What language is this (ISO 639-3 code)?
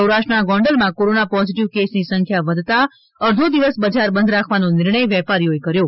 guj